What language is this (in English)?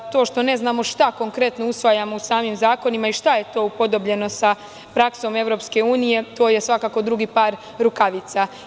Serbian